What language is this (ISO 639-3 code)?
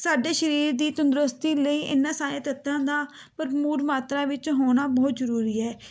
pan